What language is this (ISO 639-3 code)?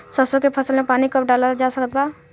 bho